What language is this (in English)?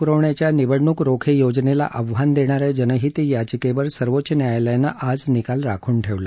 Marathi